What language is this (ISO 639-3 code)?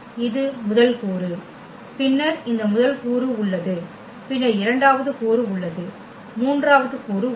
tam